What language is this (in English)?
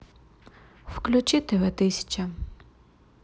Russian